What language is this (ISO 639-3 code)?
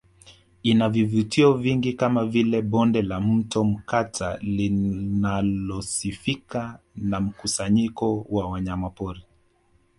swa